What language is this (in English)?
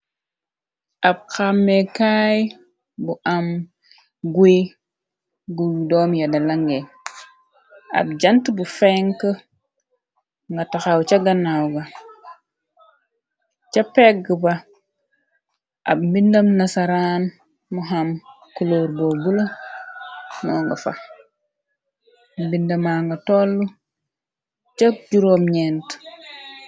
Wolof